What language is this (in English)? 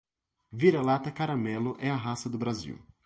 Portuguese